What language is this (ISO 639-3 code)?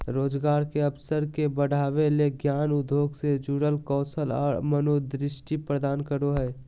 mag